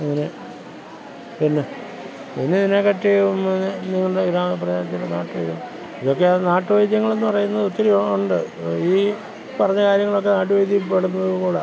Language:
Malayalam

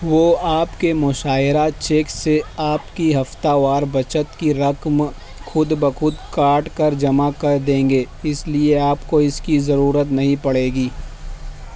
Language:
Urdu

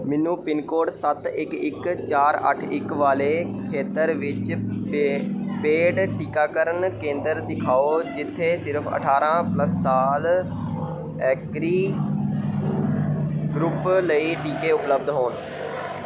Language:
Punjabi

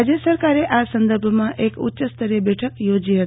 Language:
Gujarati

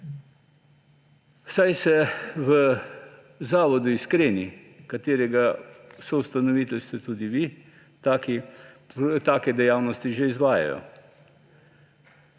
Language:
Slovenian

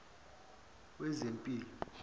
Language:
Zulu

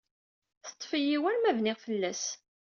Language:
Kabyle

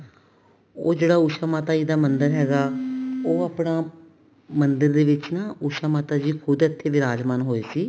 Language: Punjabi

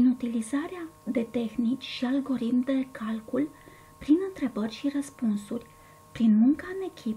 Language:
Romanian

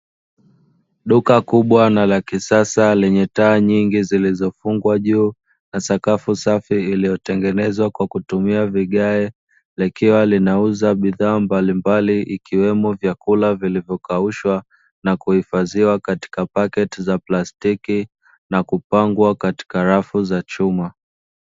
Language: Swahili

